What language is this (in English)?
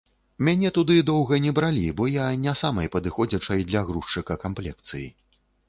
Belarusian